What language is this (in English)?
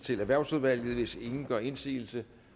Danish